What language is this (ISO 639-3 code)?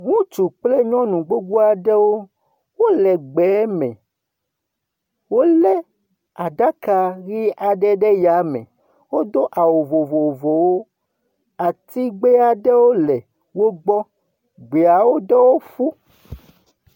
ewe